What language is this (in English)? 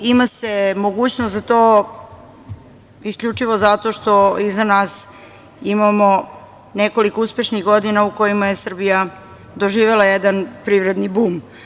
Serbian